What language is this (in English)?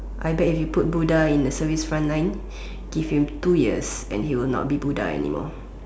English